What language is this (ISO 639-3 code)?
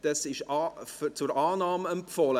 gsw